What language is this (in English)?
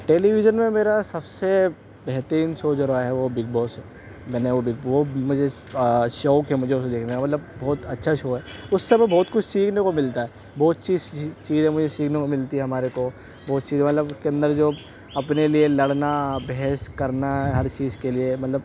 Urdu